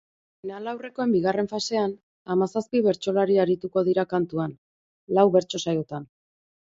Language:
Basque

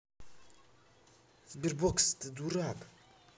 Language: Russian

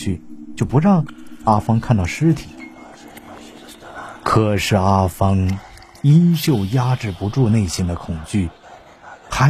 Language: Chinese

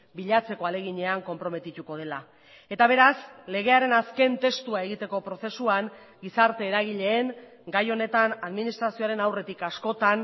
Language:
Basque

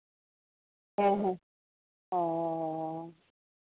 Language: Santali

